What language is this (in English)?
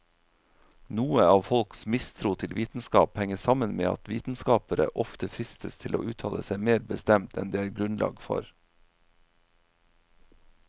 Norwegian